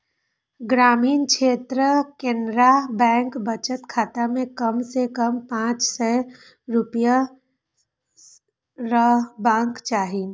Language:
Maithili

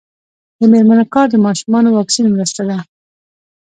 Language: Pashto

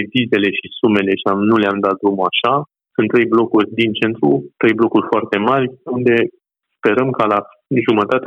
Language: Romanian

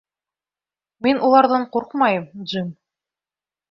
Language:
Bashkir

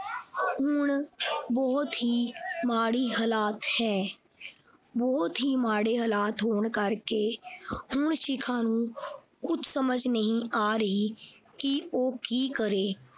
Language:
Punjabi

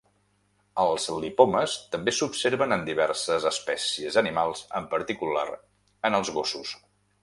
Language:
Catalan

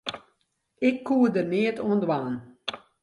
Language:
Western Frisian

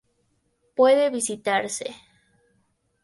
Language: Spanish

